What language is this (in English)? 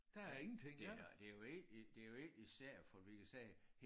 Danish